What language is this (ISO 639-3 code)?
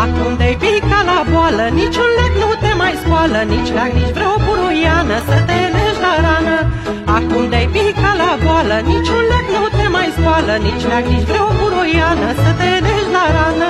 ron